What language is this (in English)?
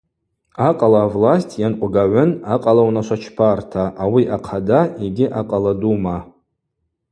Abaza